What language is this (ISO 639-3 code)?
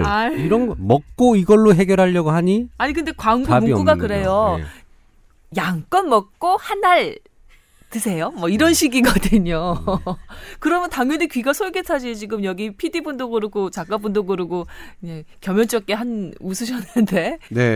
kor